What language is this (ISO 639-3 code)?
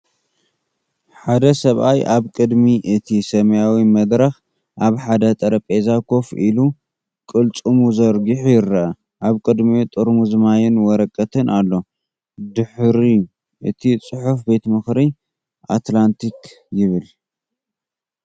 tir